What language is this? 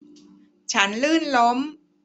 Thai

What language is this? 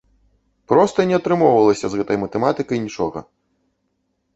Belarusian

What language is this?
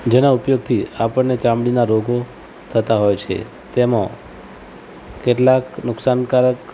Gujarati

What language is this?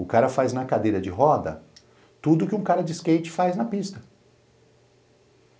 Portuguese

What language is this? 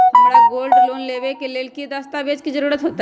Magahi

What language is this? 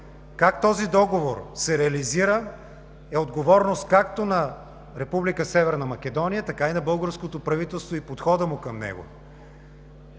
Bulgarian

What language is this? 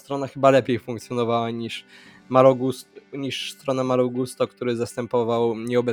Polish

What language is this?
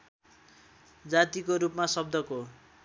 Nepali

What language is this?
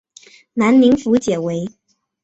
Chinese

